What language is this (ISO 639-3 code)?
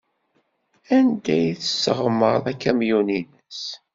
kab